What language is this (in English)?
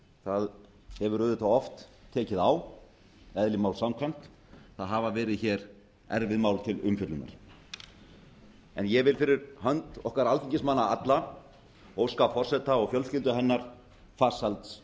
Icelandic